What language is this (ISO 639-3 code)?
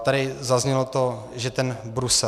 ces